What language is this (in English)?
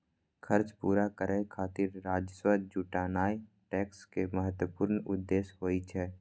Maithili